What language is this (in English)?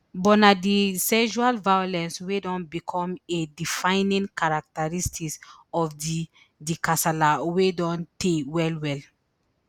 Nigerian Pidgin